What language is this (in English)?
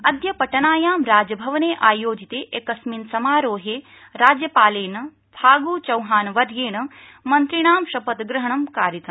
Sanskrit